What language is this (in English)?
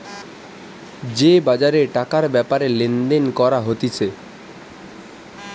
Bangla